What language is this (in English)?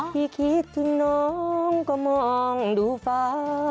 Thai